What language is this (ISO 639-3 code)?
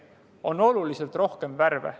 est